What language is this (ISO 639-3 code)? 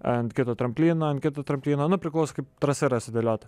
lit